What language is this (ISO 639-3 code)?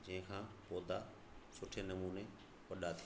snd